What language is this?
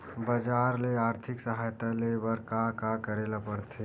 Chhattisgarhi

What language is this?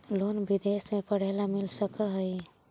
Magahi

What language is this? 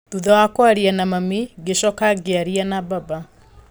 Kikuyu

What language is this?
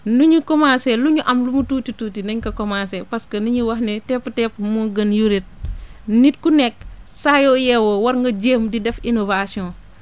Wolof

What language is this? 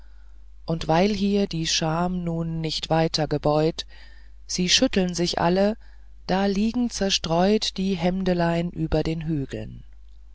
German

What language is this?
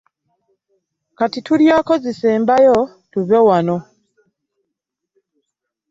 Ganda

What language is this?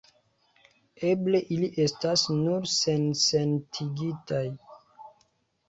Esperanto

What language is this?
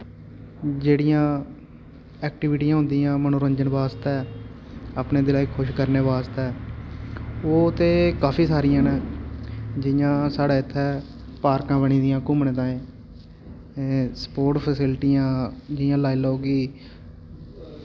Dogri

